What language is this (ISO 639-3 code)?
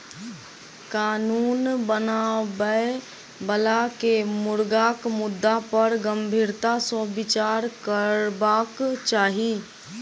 mai